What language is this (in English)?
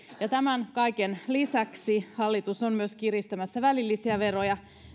Finnish